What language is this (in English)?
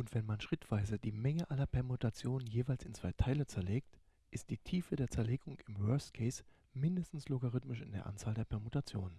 German